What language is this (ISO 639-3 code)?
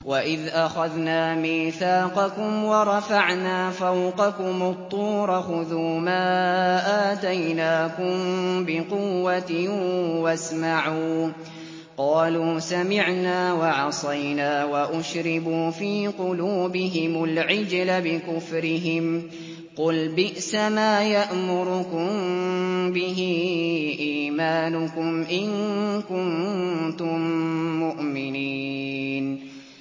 ara